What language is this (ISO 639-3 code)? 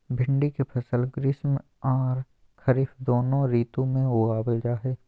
mag